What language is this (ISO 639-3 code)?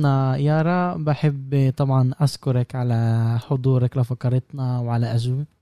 ara